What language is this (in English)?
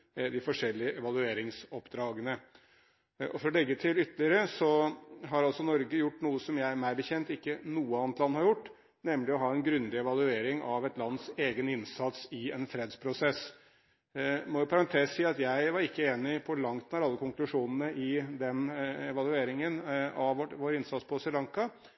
Norwegian Bokmål